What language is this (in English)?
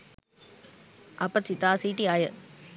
Sinhala